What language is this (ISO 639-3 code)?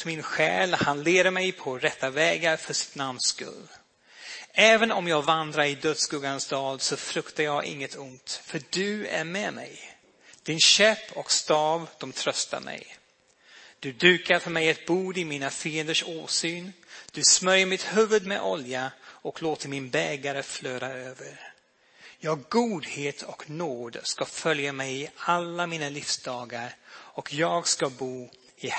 swe